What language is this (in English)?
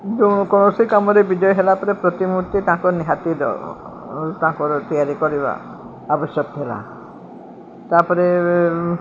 Odia